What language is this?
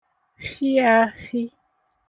Igbo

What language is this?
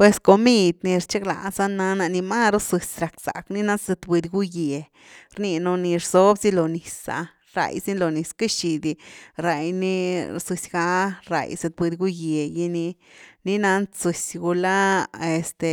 Güilá Zapotec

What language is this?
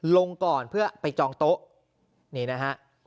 Thai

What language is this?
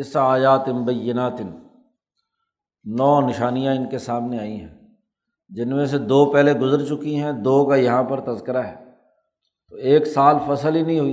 Urdu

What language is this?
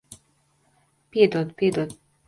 Latvian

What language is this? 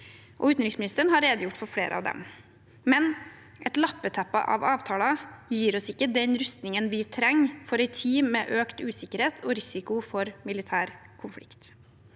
Norwegian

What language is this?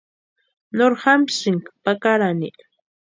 Western Highland Purepecha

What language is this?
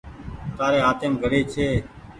Goaria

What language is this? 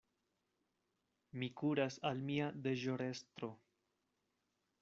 Esperanto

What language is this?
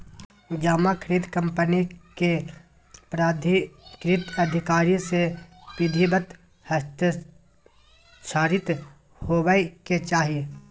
Magahi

